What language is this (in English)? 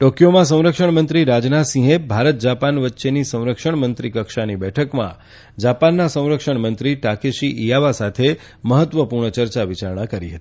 Gujarati